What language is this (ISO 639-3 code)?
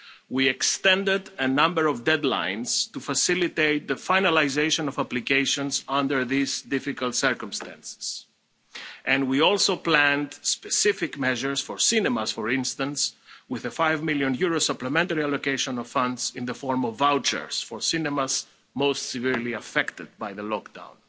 eng